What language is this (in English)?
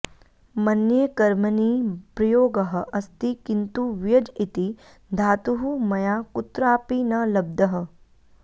Sanskrit